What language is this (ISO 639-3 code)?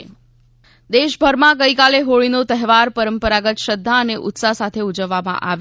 guj